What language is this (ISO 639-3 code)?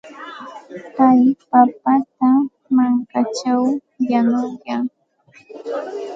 qxt